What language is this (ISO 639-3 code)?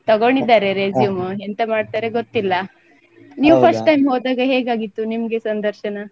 kan